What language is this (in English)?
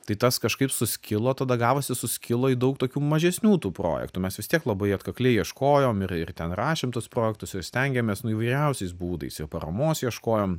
Lithuanian